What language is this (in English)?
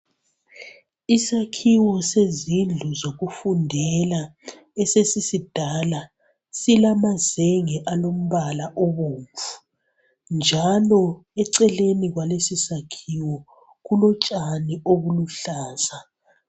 North Ndebele